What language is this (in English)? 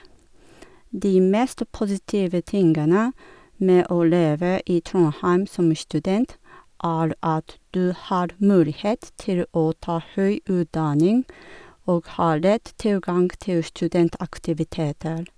Norwegian